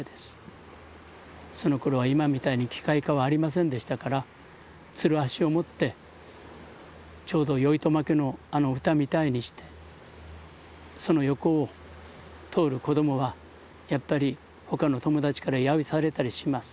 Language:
Japanese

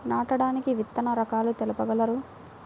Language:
Telugu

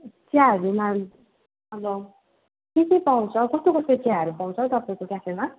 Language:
Nepali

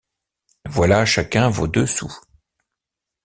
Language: French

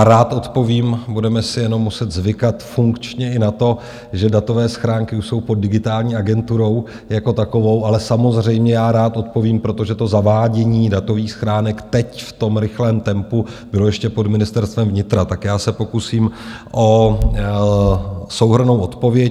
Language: Czech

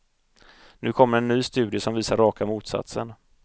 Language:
Swedish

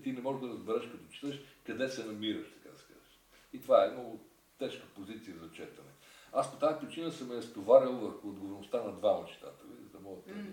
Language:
Bulgarian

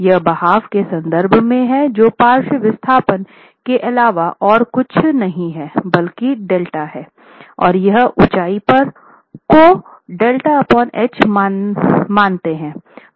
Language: Hindi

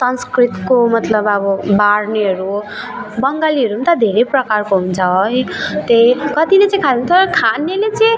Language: Nepali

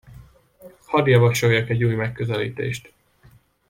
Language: Hungarian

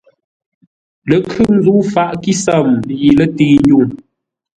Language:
Ngombale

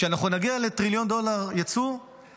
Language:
Hebrew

